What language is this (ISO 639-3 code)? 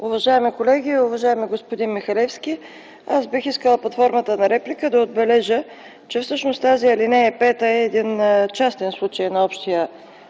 bul